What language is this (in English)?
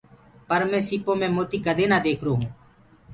Gurgula